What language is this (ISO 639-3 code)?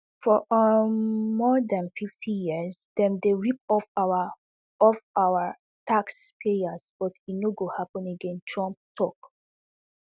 pcm